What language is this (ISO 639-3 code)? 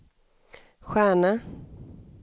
swe